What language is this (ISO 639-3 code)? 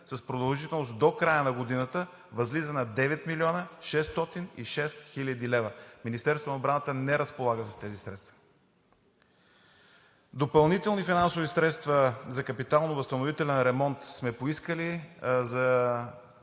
bul